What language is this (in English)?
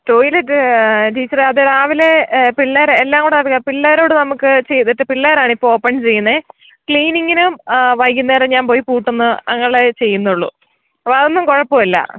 Malayalam